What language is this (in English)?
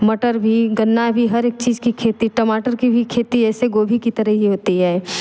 Hindi